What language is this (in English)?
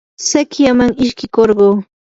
Yanahuanca Pasco Quechua